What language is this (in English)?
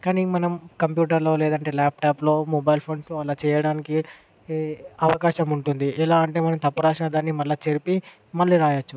Telugu